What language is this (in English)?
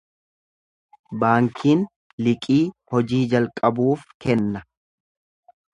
Oromo